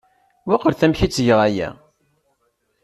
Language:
Kabyle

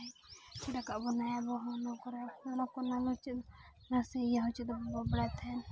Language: Santali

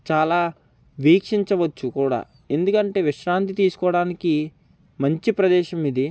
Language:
Telugu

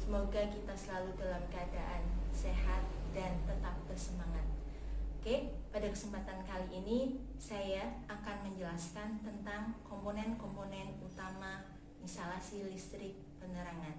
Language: Indonesian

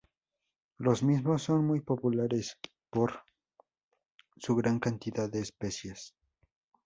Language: Spanish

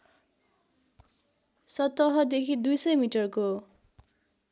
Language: Nepali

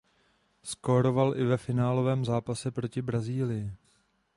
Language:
Czech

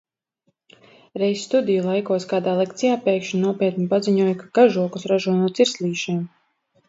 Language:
Latvian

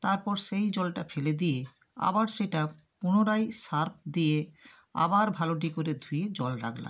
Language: Bangla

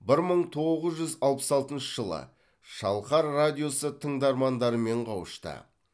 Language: Kazakh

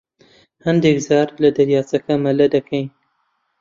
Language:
Central Kurdish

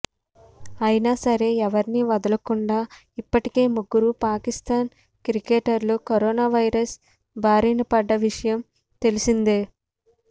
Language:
Telugu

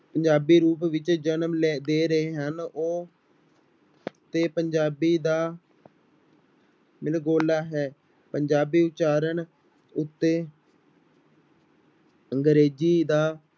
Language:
Punjabi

